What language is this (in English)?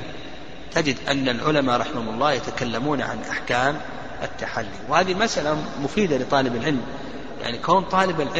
Arabic